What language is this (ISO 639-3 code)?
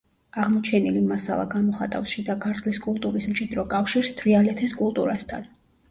kat